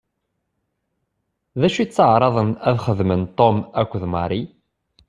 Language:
Kabyle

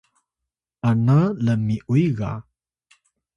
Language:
Atayal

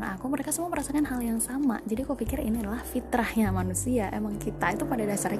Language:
Indonesian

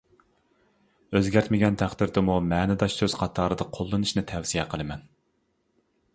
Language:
Uyghur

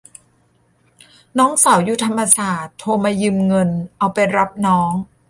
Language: Thai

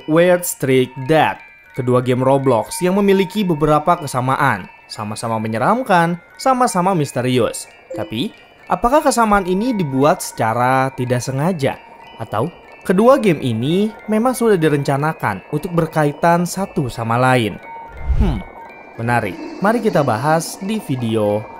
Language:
Indonesian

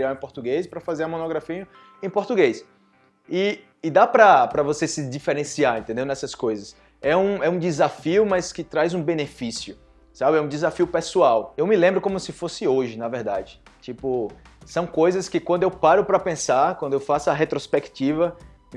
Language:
Portuguese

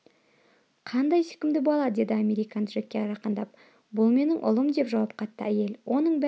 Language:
Kazakh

